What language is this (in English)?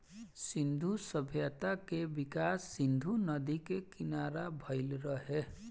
Bhojpuri